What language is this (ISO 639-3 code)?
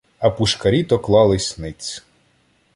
ukr